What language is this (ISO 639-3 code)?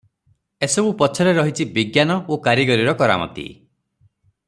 ori